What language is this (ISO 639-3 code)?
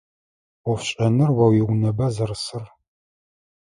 ady